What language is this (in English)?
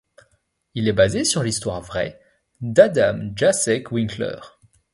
French